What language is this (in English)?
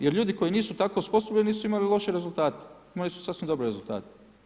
Croatian